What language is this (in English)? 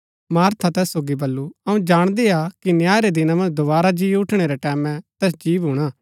Gaddi